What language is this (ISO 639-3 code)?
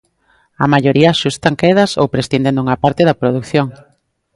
glg